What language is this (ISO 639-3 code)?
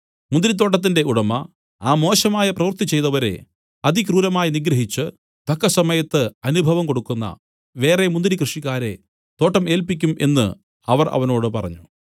mal